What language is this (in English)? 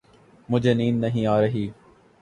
Urdu